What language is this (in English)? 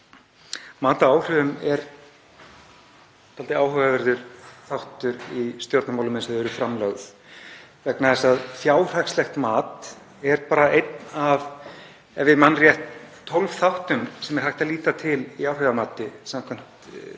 Icelandic